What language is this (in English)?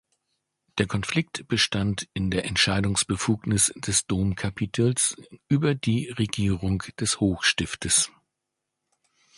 German